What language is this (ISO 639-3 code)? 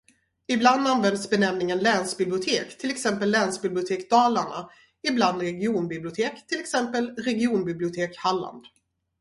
swe